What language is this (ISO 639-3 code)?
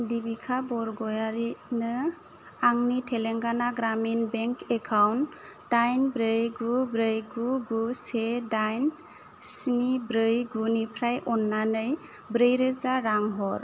brx